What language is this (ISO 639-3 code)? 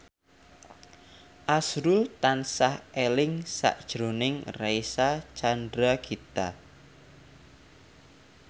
jav